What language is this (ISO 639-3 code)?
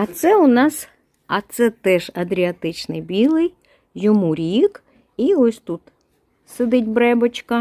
ukr